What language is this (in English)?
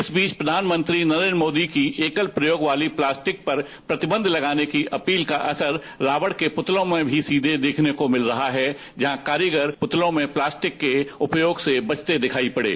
Hindi